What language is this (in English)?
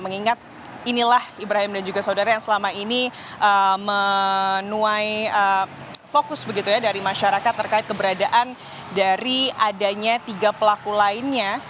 Indonesian